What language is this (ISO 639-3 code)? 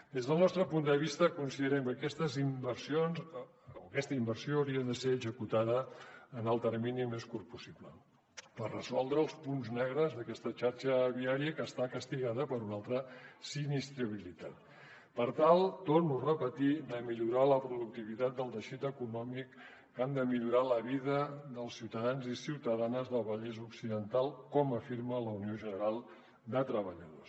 cat